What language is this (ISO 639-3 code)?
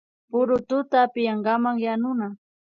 qvi